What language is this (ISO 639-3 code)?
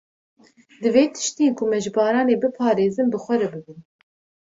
kur